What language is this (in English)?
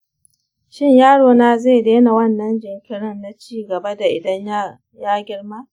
Hausa